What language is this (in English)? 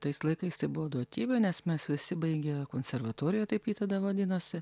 Lithuanian